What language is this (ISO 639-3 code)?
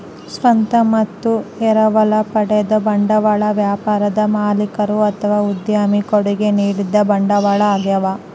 kan